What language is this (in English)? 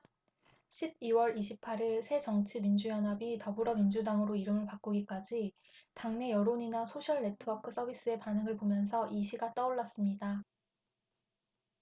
Korean